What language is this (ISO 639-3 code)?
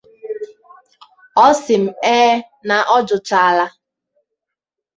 ibo